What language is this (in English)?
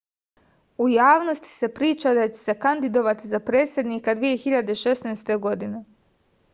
Serbian